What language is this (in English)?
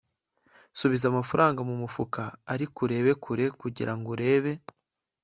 Kinyarwanda